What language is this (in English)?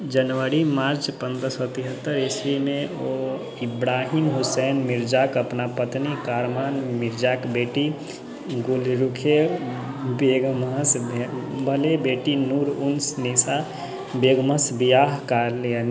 Maithili